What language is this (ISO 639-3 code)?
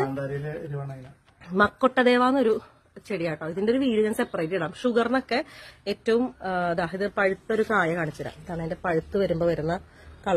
tha